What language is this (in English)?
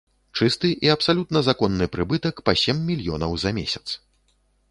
Belarusian